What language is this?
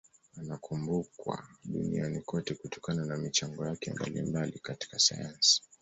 Swahili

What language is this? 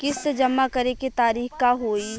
Bhojpuri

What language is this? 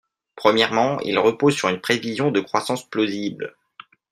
French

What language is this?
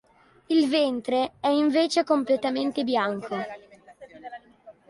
Italian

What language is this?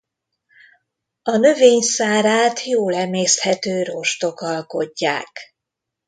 Hungarian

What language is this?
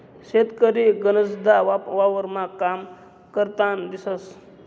Marathi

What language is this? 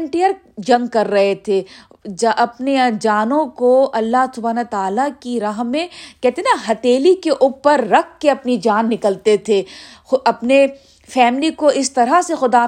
Urdu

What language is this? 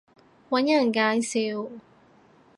Cantonese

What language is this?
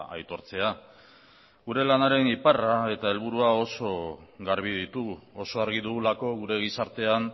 Basque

